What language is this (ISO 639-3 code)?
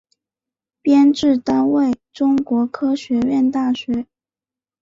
zho